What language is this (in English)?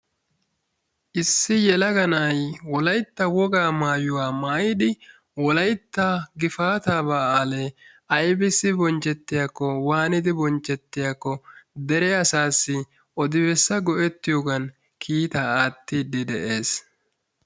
Wolaytta